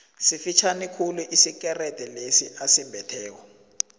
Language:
South Ndebele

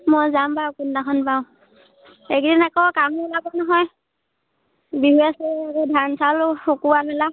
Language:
Assamese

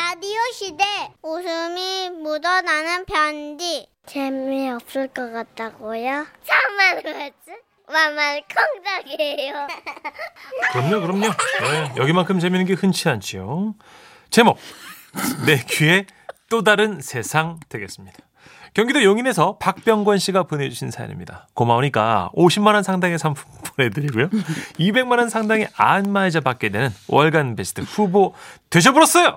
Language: Korean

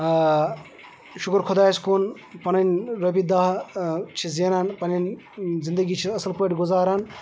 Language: Kashmiri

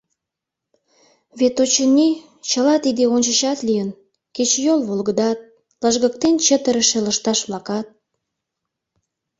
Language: Mari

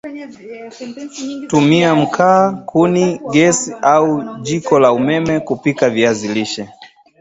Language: Swahili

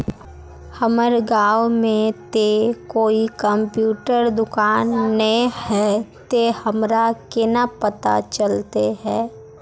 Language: Magahi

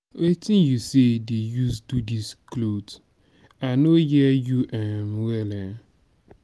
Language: Nigerian Pidgin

